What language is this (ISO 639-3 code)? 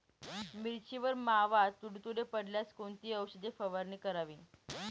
mar